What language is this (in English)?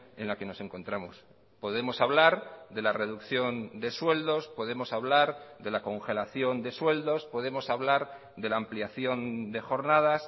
Spanish